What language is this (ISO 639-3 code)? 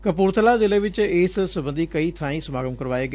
pan